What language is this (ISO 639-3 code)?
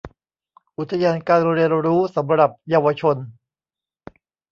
tha